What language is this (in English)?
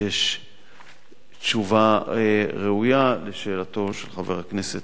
Hebrew